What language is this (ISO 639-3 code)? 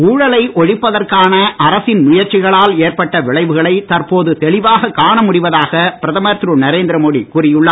tam